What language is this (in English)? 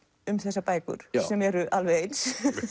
Icelandic